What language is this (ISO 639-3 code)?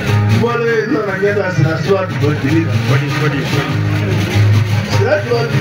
ara